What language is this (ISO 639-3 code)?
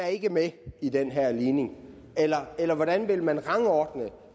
dan